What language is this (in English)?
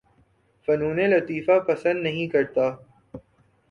Urdu